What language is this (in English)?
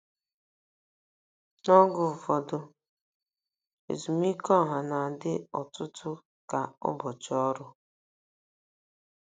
Igbo